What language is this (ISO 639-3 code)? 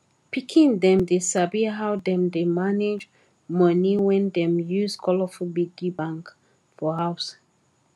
pcm